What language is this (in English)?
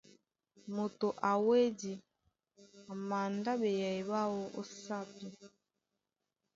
Duala